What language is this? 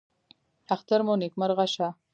Pashto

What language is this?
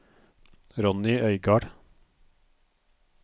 Norwegian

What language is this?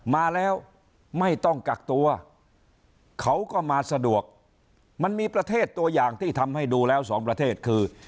Thai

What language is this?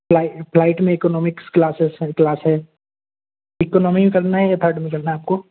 Hindi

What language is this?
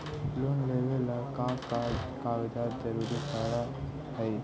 Magahi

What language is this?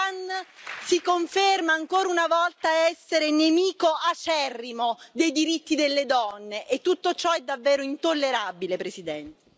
Italian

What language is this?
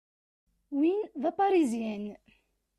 Kabyle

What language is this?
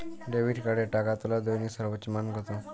Bangla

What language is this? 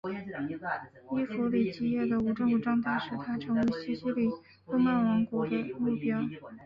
Chinese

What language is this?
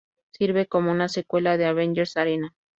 Spanish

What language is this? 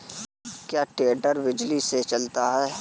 Hindi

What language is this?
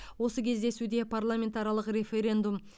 Kazakh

